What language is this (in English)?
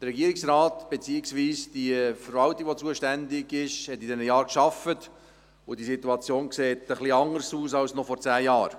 Swiss German